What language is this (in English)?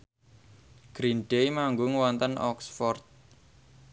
Javanese